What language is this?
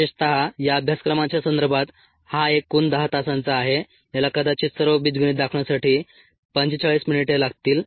Marathi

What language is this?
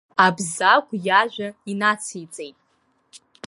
Abkhazian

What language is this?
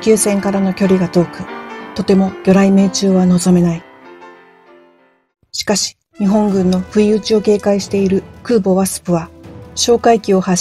Japanese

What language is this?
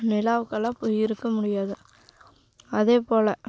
Tamil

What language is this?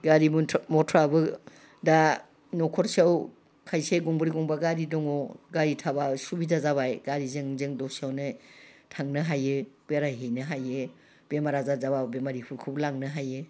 Bodo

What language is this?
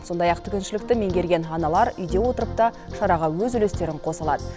Kazakh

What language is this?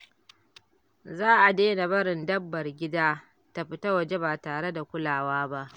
Hausa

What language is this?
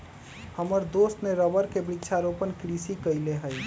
Magahi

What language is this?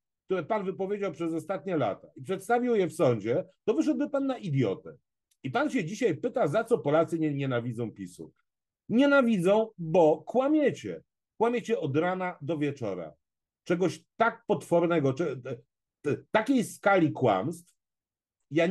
Polish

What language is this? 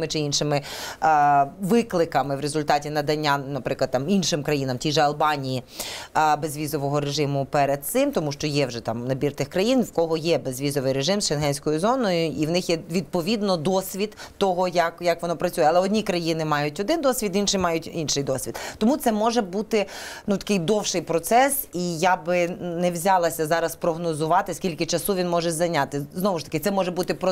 Ukrainian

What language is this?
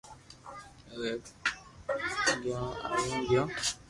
Loarki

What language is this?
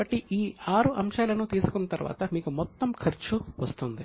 Telugu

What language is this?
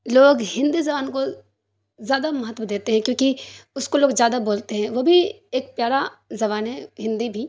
Urdu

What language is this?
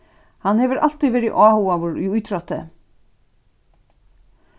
Faroese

